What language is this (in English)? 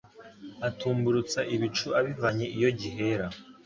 Kinyarwanda